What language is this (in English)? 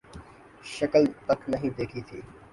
Urdu